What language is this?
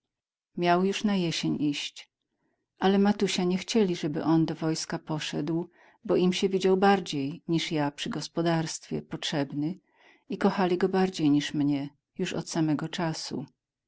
Polish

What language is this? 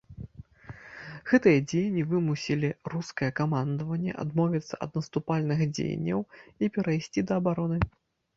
Belarusian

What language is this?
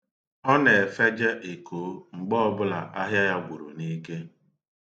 Igbo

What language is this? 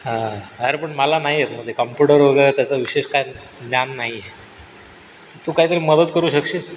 Marathi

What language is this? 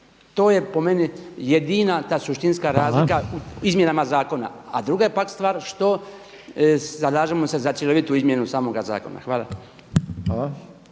Croatian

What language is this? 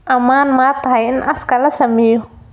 Somali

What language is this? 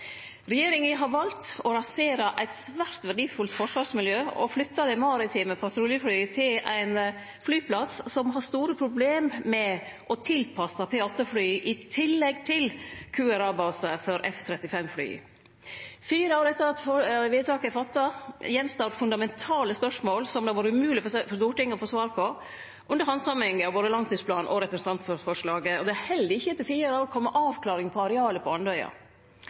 Norwegian Nynorsk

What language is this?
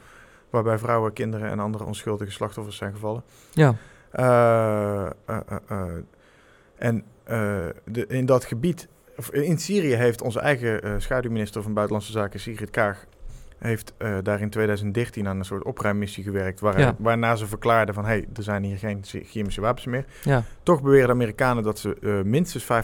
Dutch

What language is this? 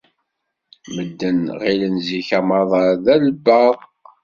Kabyle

